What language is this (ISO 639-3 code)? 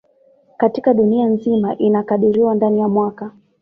swa